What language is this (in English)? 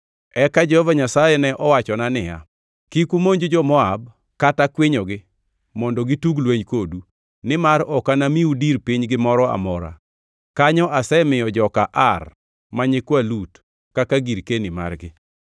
Luo (Kenya and Tanzania)